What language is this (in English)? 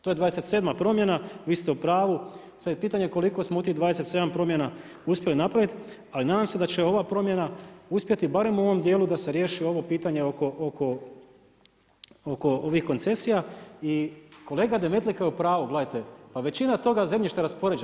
Croatian